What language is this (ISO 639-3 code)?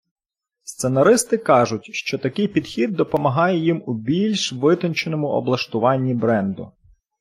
ukr